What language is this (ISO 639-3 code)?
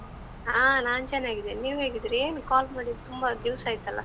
kan